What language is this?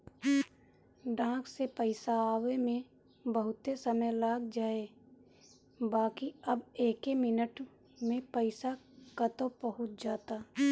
Bhojpuri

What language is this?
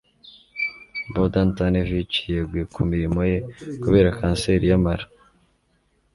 Kinyarwanda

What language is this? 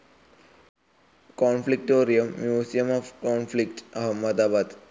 Malayalam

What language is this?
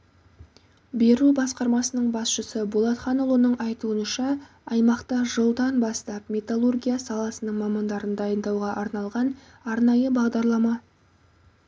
Kazakh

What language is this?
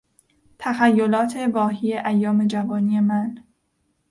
Persian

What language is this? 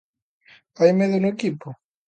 Galician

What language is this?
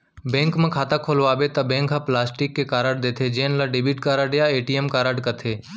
Chhattisgarhi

